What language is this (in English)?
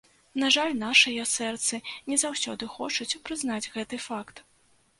Belarusian